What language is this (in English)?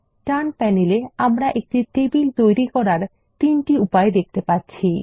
Bangla